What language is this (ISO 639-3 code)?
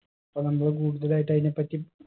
mal